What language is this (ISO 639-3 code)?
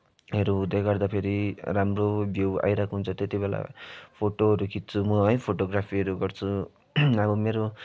nep